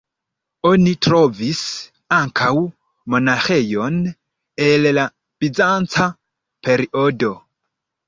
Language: Esperanto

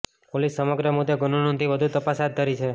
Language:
Gujarati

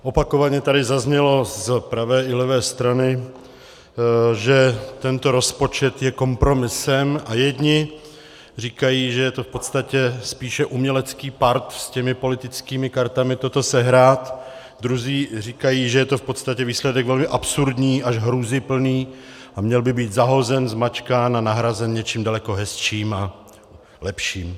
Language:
Czech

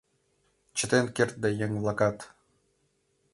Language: Mari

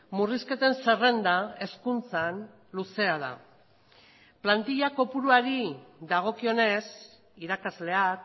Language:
Basque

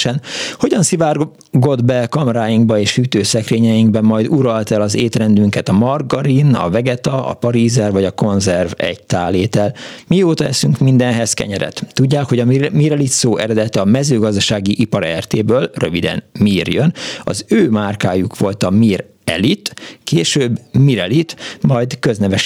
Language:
Hungarian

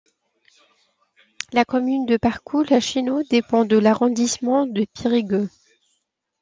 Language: French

